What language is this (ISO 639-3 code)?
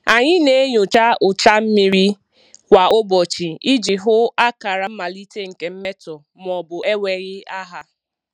ibo